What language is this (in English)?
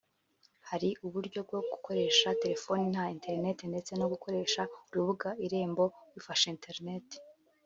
Kinyarwanda